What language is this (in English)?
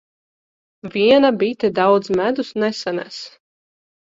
Latvian